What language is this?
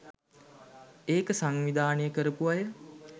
Sinhala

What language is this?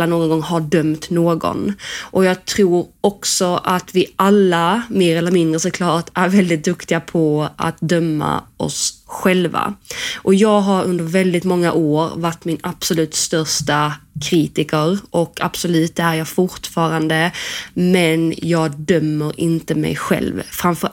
Swedish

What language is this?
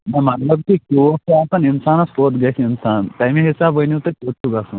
Kashmiri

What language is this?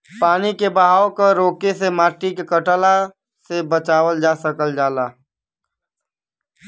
Bhojpuri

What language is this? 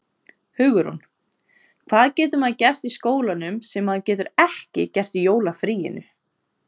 Icelandic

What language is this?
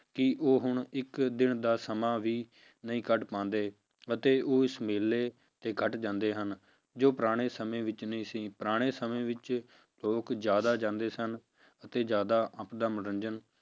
Punjabi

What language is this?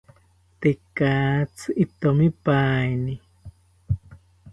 South Ucayali Ashéninka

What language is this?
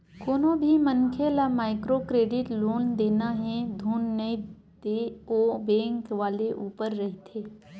Chhattisgarhi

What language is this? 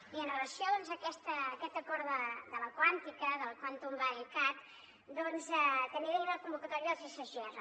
Catalan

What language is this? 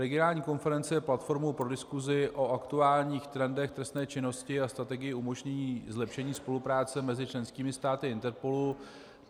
Czech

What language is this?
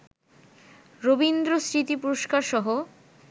Bangla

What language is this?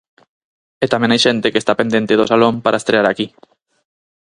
Galician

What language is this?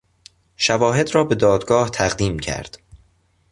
Persian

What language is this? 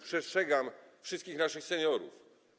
Polish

